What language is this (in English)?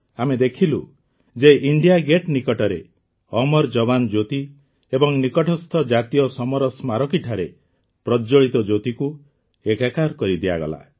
Odia